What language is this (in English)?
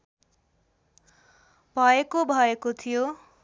Nepali